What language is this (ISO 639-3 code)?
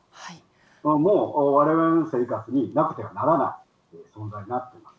jpn